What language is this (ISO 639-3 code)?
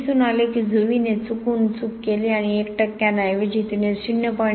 mar